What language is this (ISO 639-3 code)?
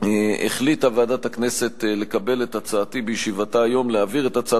heb